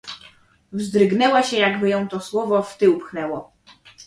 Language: Polish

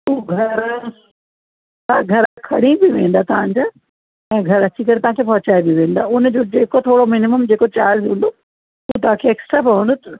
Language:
Sindhi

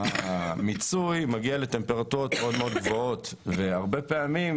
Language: Hebrew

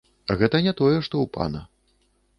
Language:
Belarusian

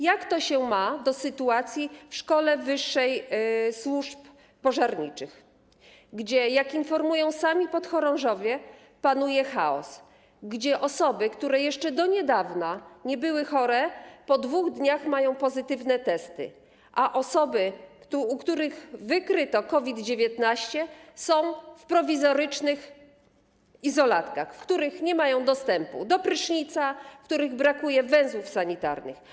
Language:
Polish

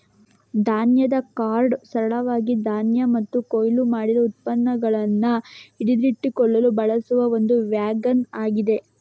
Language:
Kannada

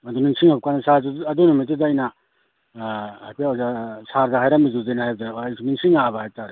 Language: Manipuri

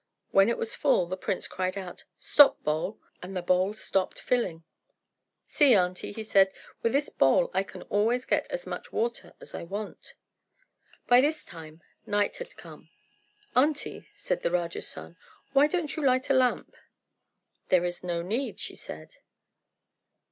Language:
English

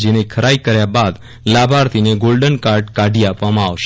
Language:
Gujarati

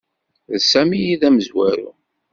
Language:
Kabyle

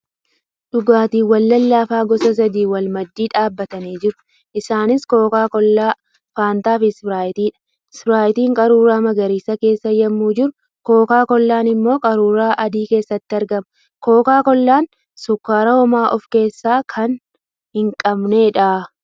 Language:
Oromo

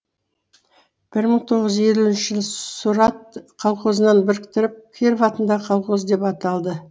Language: Kazakh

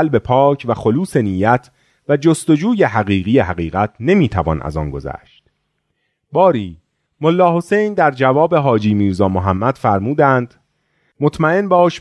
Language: Persian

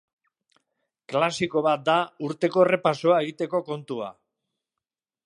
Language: Basque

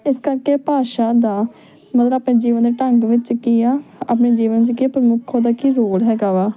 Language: Punjabi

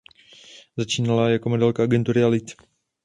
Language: Czech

